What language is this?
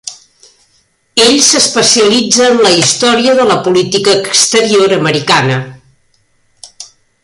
Catalan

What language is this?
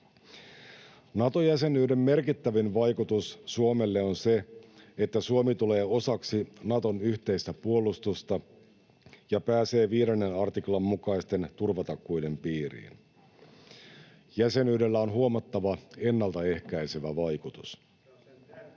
Finnish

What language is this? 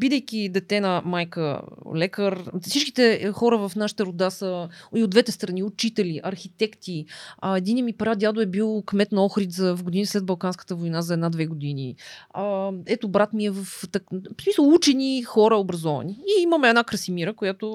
Bulgarian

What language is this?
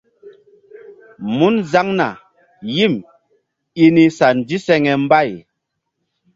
Mbum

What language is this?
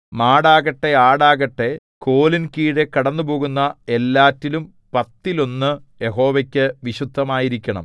Malayalam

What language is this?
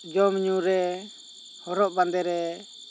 Santali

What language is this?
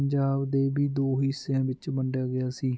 Punjabi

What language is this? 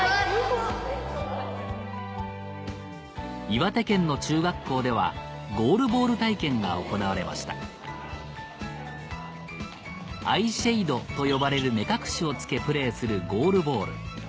Japanese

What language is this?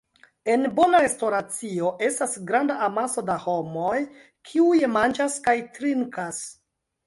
Esperanto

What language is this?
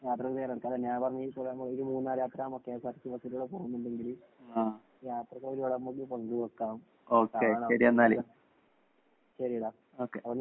Malayalam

